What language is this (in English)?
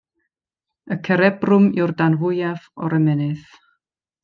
Welsh